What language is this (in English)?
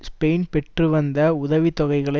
Tamil